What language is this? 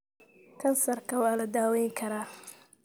Somali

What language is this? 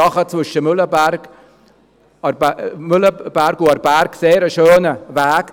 Swiss German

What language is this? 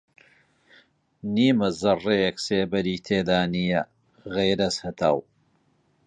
Central Kurdish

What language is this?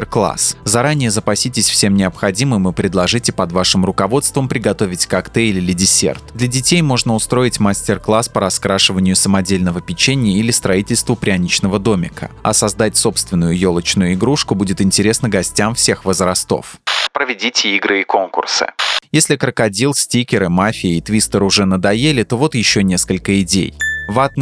Russian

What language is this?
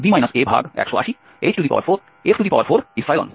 Bangla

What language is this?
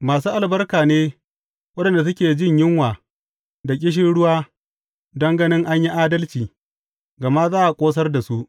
Hausa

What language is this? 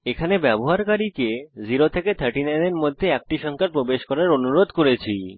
Bangla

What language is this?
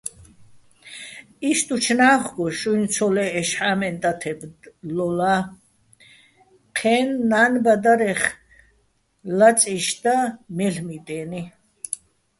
Bats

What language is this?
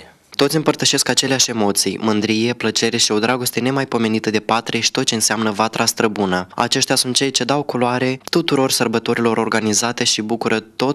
Romanian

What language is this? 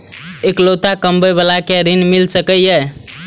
Maithili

